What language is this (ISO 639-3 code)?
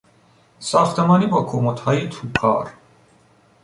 fas